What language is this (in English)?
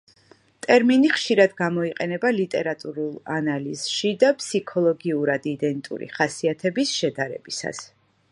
Georgian